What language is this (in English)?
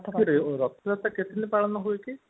Odia